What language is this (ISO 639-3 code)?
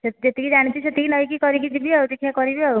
ori